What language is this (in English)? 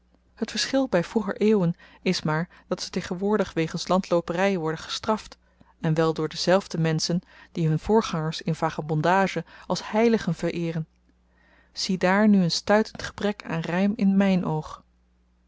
Dutch